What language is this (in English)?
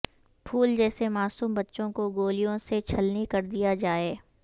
Urdu